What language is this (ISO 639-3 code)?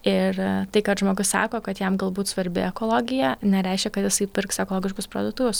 lit